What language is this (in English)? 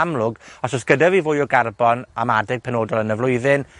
Welsh